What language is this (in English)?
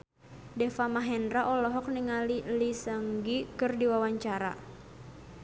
Sundanese